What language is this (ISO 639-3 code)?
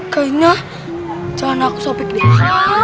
ind